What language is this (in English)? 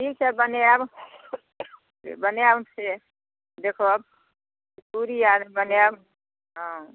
Maithili